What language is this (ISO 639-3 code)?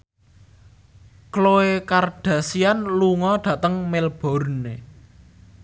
jav